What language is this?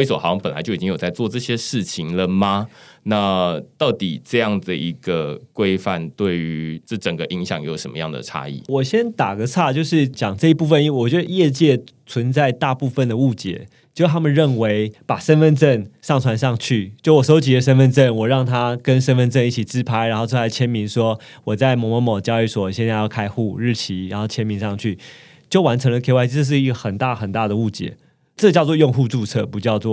Chinese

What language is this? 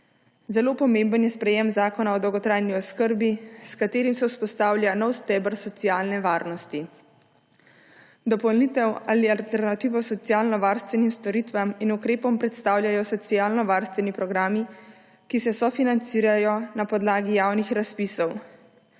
Slovenian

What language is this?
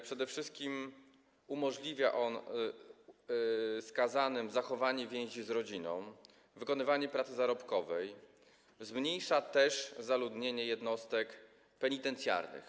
Polish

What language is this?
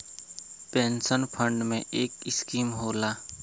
Bhojpuri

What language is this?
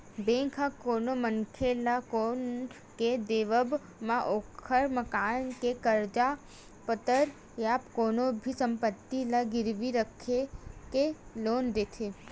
Chhattisgarhi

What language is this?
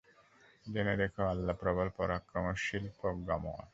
Bangla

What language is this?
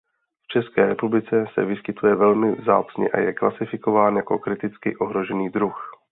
Czech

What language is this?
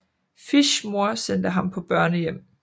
Danish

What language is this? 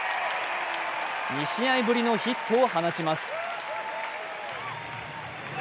Japanese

